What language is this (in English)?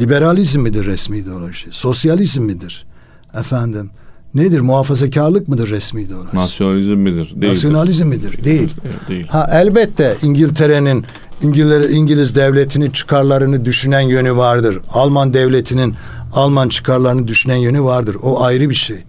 Turkish